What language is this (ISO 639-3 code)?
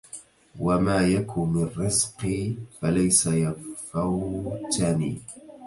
ara